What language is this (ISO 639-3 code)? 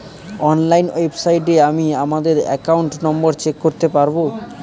ben